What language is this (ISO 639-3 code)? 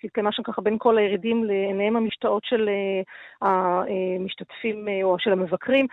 heb